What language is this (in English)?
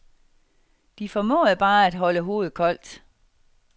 Danish